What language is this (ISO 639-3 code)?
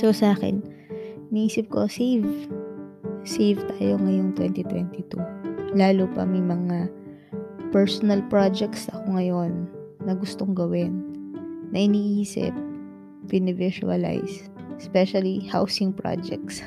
fil